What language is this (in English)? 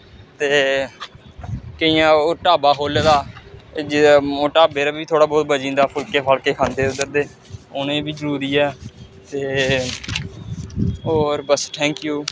Dogri